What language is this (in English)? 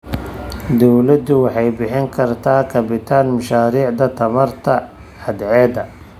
Somali